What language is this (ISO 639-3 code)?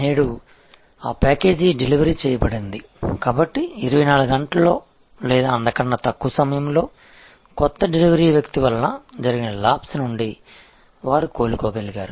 tel